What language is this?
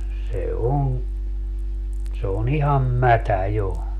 Finnish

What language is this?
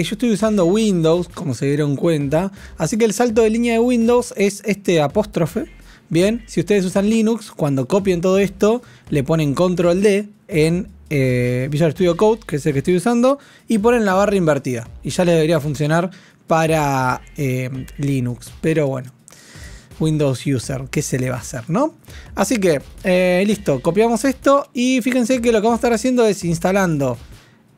Spanish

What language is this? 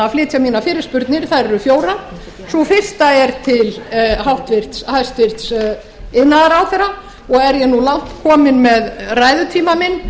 Icelandic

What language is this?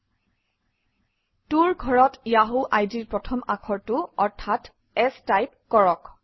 Assamese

